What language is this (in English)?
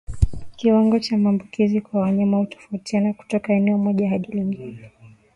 Swahili